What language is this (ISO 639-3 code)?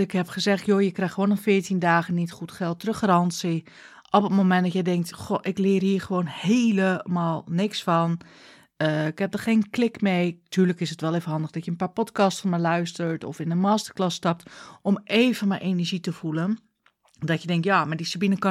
nld